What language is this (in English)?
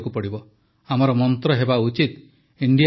Odia